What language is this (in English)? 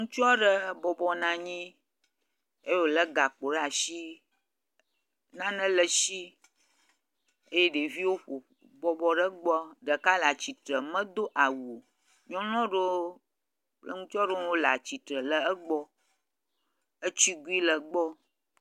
Ewe